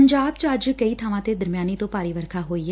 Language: Punjabi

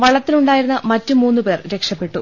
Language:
Malayalam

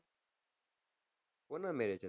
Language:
Gujarati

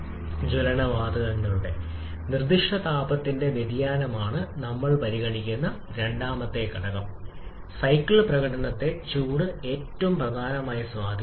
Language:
Malayalam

